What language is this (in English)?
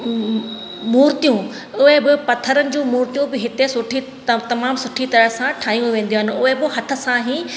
Sindhi